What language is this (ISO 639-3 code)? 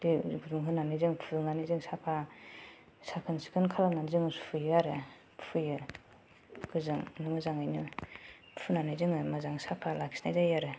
brx